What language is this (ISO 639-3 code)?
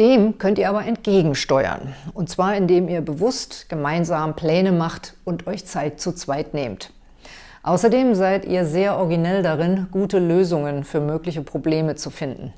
deu